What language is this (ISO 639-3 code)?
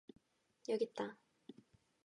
kor